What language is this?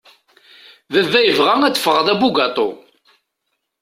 Kabyle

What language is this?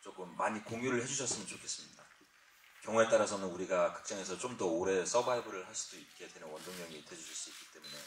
Korean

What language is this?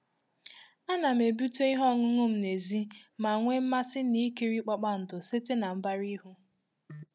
Igbo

